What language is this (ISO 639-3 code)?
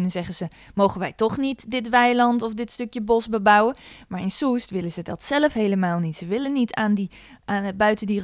nld